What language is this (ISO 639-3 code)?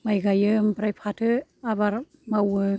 brx